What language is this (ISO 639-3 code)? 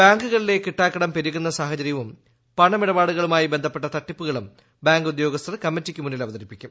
mal